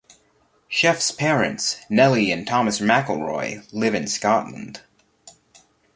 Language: English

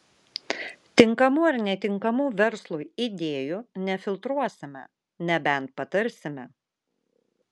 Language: Lithuanian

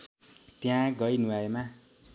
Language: Nepali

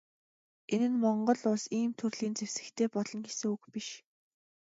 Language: Mongolian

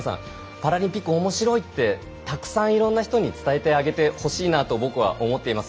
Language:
Japanese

